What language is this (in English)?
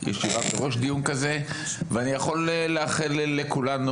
Hebrew